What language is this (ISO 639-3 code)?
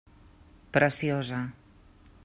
cat